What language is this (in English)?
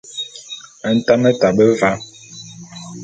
Bulu